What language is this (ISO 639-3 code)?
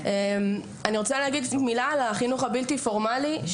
heb